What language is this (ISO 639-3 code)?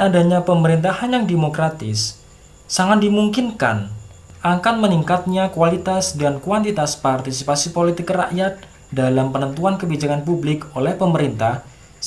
ind